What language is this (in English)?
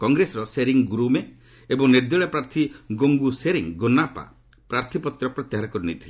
Odia